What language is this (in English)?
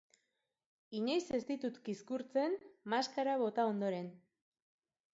Basque